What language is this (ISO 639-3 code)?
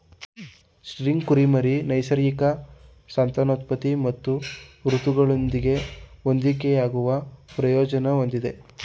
kan